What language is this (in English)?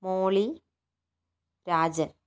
Malayalam